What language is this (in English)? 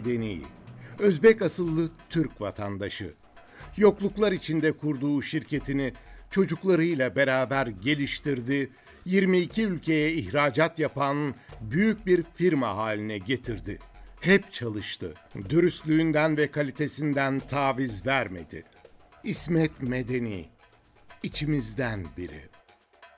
Turkish